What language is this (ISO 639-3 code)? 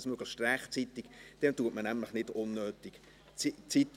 gsw